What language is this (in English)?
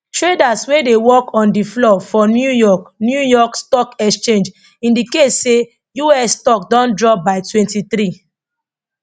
Nigerian Pidgin